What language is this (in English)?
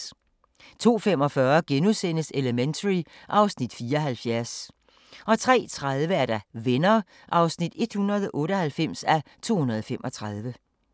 Danish